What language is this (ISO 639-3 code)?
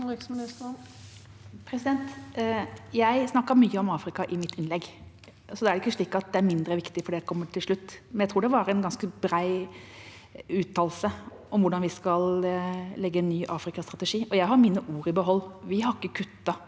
nor